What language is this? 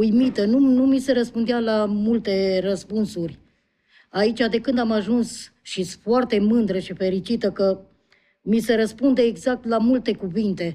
Romanian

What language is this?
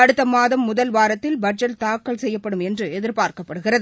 Tamil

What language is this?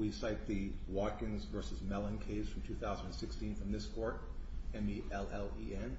English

